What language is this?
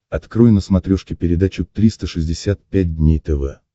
Russian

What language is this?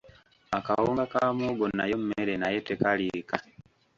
Ganda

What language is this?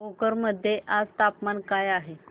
Marathi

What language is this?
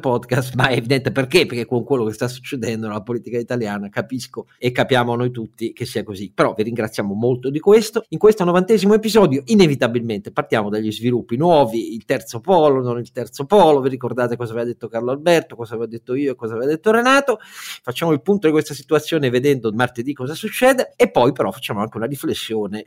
Italian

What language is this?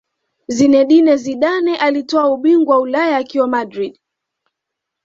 Swahili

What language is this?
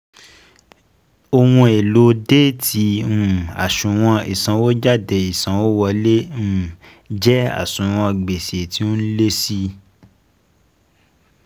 Yoruba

